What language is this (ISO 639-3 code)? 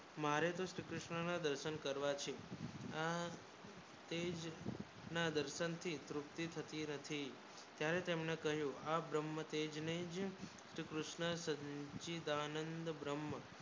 guj